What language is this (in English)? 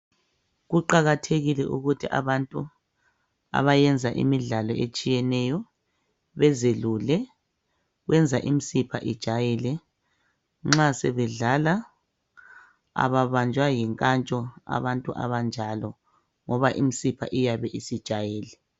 North Ndebele